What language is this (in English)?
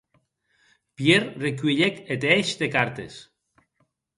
Occitan